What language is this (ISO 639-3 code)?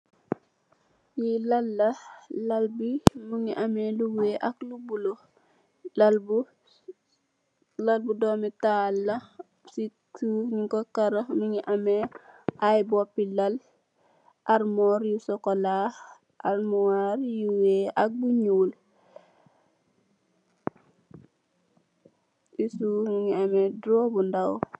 wol